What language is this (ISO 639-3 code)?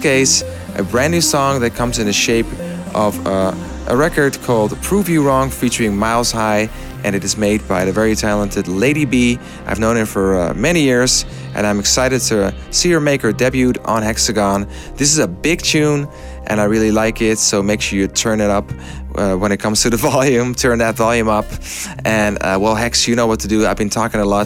eng